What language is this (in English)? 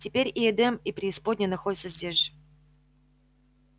Russian